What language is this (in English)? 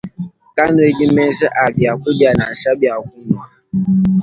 Luba-Lulua